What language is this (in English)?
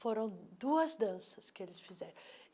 Portuguese